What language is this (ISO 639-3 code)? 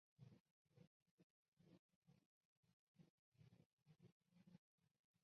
zho